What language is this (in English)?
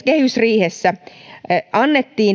Finnish